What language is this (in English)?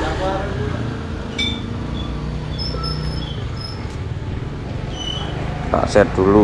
Indonesian